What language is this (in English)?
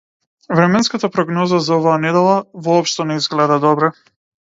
Macedonian